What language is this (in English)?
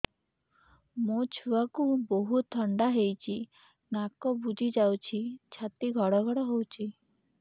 Odia